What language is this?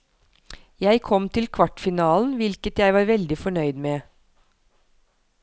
Norwegian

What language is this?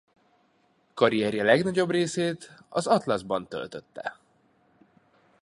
Hungarian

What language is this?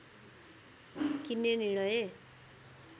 Nepali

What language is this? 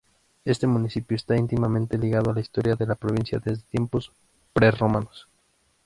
Spanish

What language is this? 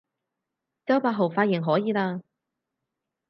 Cantonese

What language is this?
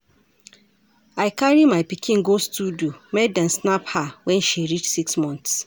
Nigerian Pidgin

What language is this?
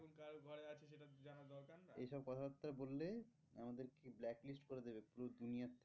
Bangla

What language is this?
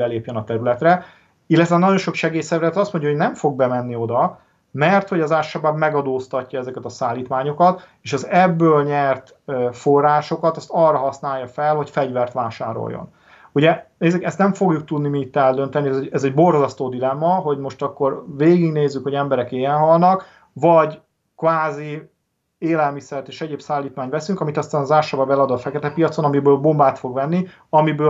Hungarian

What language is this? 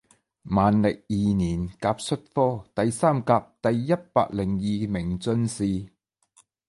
Chinese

